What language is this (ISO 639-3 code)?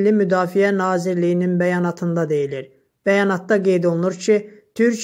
tur